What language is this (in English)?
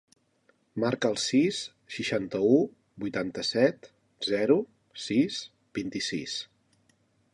Catalan